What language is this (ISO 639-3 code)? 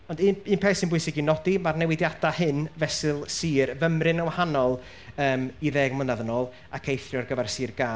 cym